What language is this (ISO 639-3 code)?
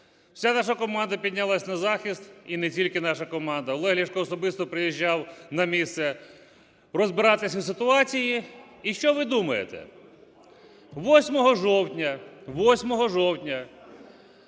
ukr